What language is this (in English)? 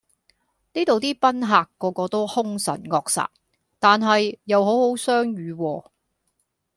Cantonese